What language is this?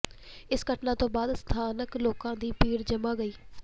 Punjabi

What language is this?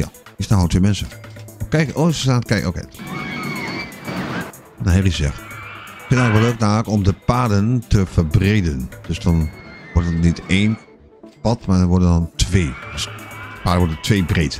Dutch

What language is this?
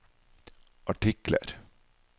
Norwegian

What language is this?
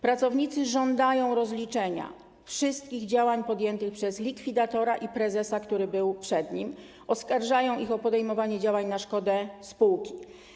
Polish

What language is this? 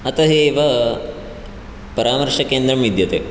Sanskrit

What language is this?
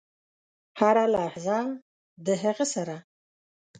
Pashto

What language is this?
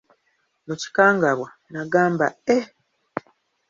Ganda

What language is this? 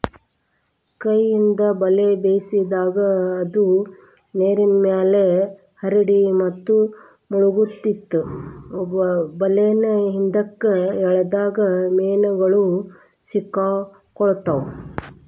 Kannada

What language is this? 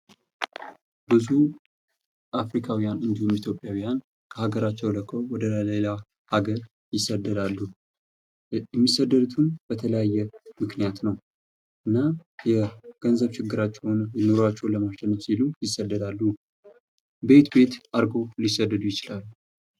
Amharic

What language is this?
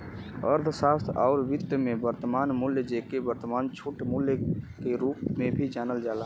Bhojpuri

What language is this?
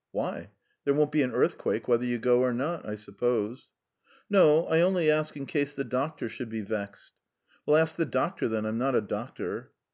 English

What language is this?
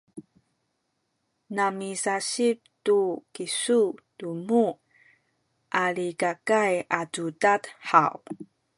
Sakizaya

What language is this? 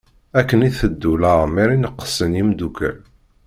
Kabyle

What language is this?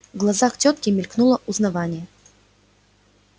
Russian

